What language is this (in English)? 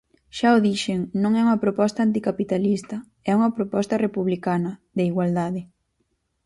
Galician